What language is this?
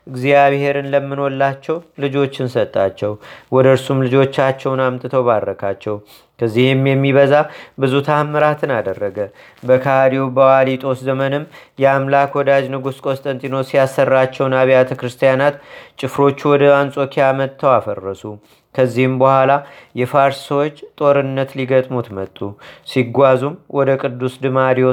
Amharic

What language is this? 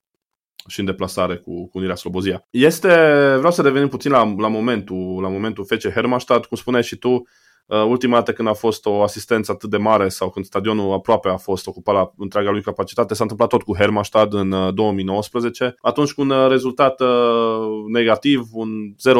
Romanian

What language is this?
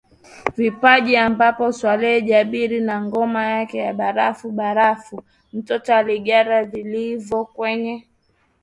Swahili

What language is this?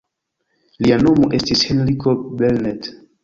Esperanto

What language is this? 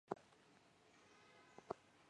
Chinese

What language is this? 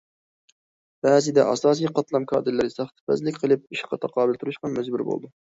Uyghur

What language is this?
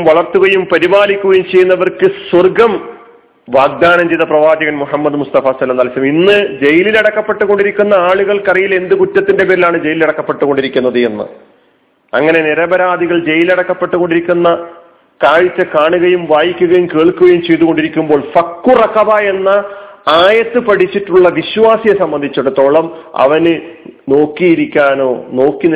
Malayalam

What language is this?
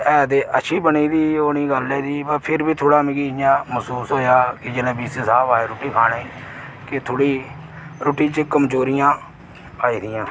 Dogri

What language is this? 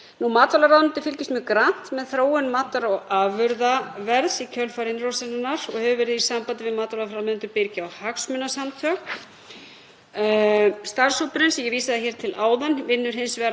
Icelandic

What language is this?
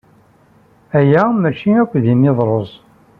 Kabyle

